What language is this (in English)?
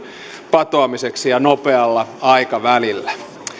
Finnish